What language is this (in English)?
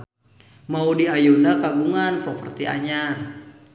Sundanese